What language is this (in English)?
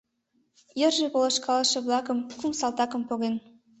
Mari